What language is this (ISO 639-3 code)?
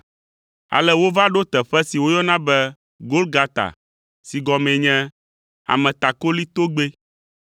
ewe